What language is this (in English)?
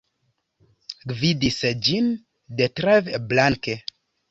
Esperanto